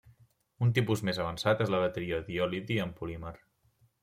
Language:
Catalan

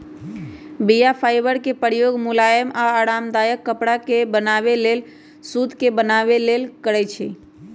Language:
Magahi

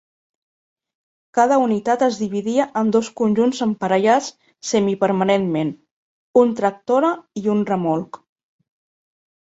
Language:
Catalan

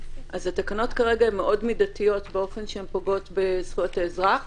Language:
Hebrew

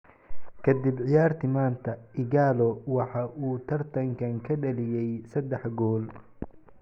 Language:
Somali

